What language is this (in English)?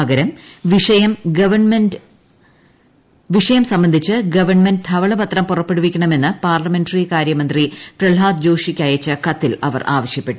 Malayalam